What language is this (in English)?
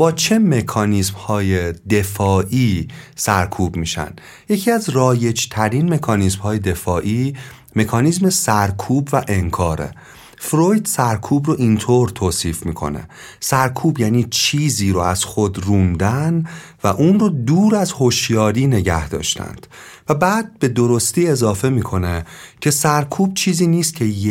Persian